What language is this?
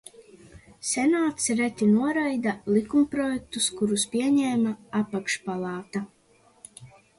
Latvian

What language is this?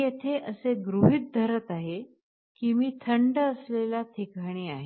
Marathi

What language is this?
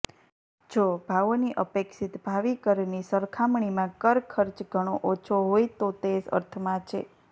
Gujarati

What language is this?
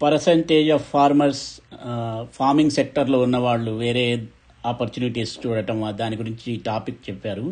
Telugu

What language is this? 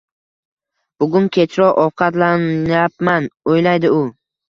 Uzbek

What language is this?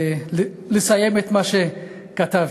Hebrew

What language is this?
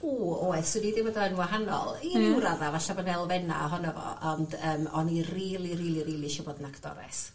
Welsh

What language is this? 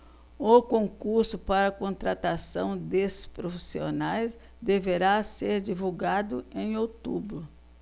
Portuguese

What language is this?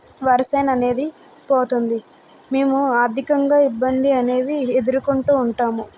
Telugu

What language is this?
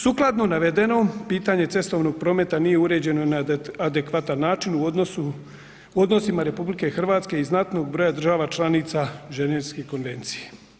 Croatian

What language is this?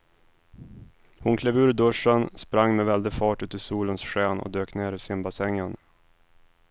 Swedish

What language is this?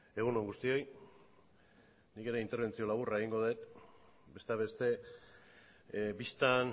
Basque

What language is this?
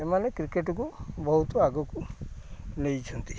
Odia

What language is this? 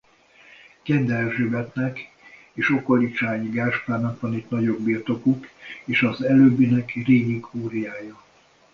Hungarian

